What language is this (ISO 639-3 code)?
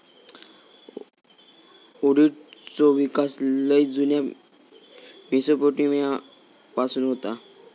mar